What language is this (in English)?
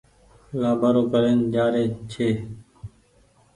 Goaria